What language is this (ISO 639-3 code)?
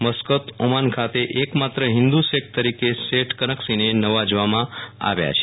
guj